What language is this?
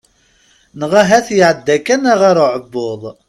Kabyle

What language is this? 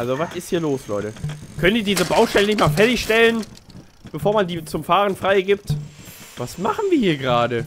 German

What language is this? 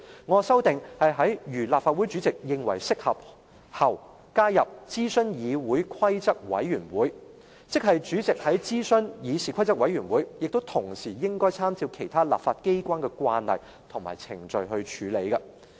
Cantonese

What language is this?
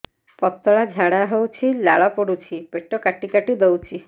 Odia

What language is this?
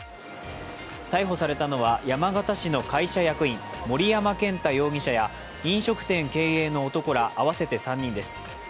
Japanese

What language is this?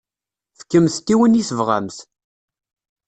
Kabyle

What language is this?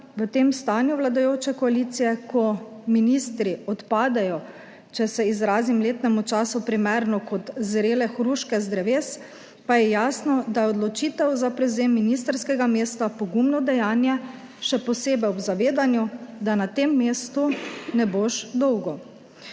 Slovenian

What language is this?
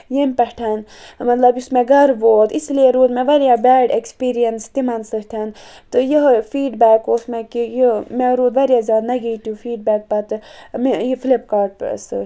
Kashmiri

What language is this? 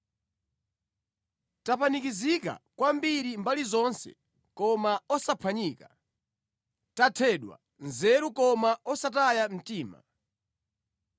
Nyanja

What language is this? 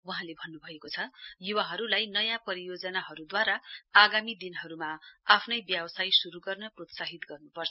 Nepali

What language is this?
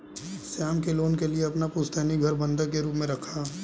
Hindi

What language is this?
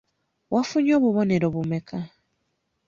Ganda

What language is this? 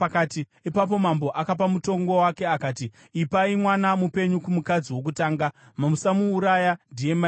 Shona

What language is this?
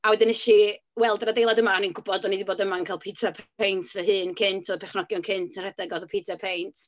Welsh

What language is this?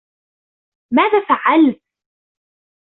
Arabic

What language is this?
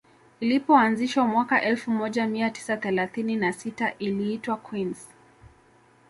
Swahili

